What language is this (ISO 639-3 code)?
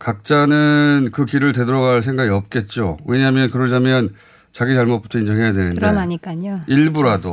kor